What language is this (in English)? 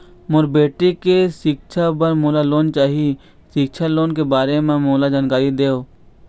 Chhattisgarhi